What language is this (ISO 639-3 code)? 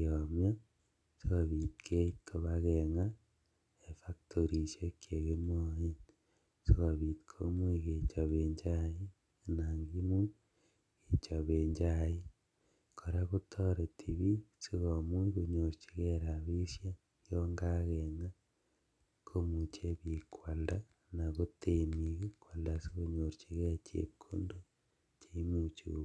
kln